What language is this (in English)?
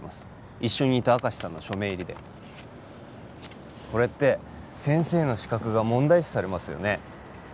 Japanese